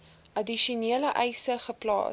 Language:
Afrikaans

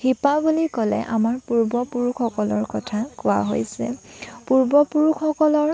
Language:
Assamese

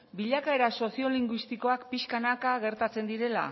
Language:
Basque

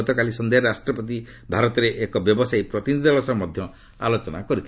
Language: Odia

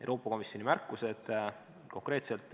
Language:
Estonian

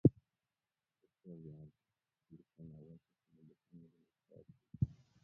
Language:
Swahili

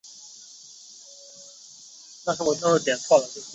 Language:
Chinese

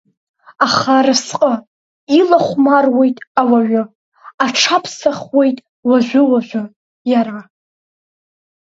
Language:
Abkhazian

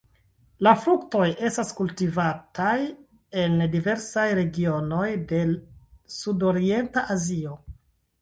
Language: Esperanto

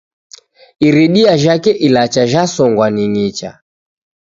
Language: Taita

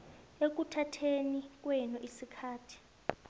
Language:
South Ndebele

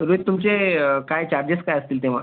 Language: Marathi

